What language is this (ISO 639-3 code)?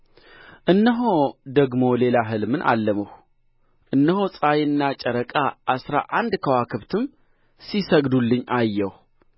amh